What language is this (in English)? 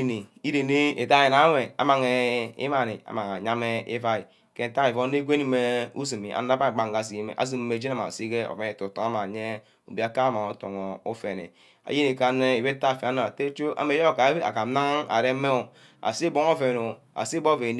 Ubaghara